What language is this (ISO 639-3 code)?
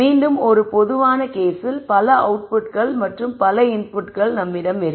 tam